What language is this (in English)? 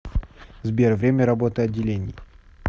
Russian